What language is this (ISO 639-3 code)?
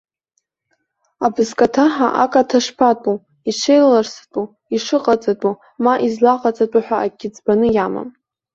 abk